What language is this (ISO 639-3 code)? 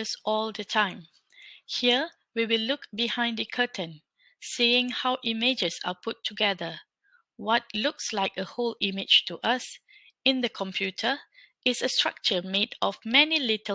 eng